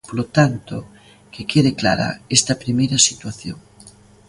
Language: Galician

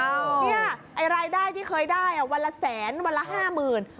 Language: Thai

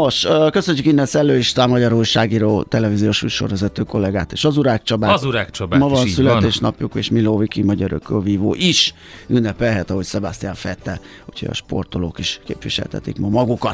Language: Hungarian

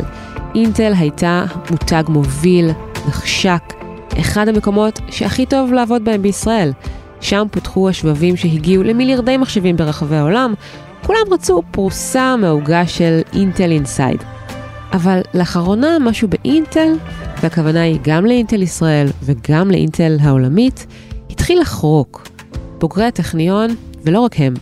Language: Hebrew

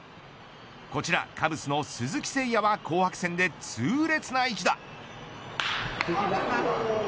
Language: Japanese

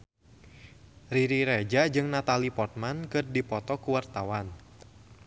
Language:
Sundanese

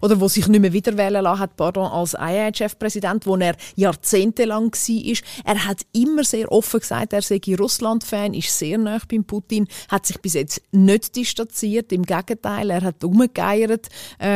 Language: German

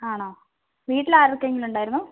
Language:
Malayalam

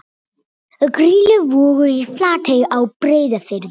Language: Icelandic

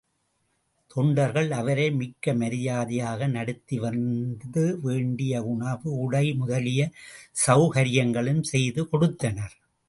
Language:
Tamil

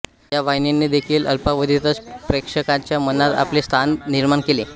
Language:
Marathi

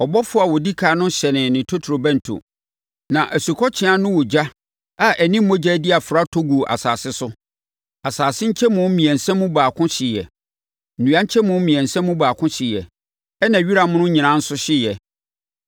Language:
Akan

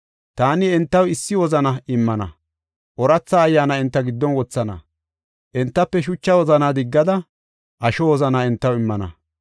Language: Gofa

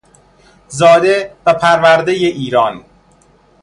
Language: Persian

